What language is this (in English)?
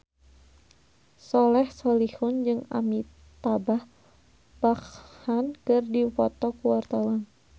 Sundanese